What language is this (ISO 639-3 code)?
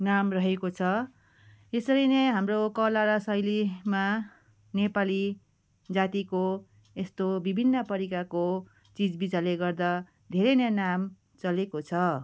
nep